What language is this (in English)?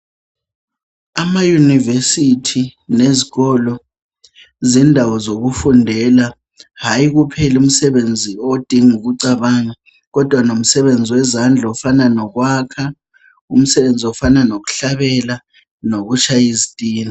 North Ndebele